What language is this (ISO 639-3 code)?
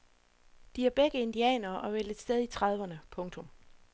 dan